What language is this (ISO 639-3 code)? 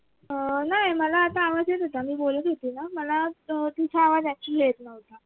mar